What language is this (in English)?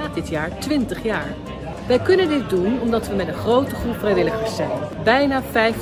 Dutch